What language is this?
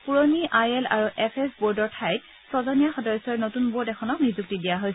Assamese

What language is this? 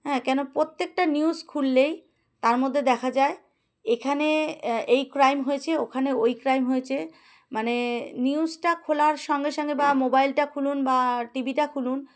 Bangla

